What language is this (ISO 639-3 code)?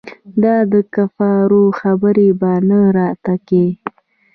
pus